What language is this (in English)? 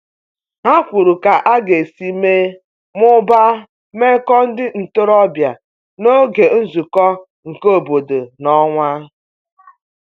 Igbo